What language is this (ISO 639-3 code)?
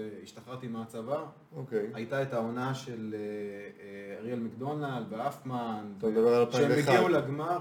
heb